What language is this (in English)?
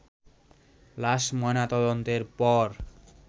Bangla